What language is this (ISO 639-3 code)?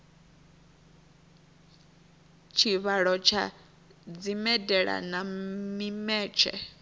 ven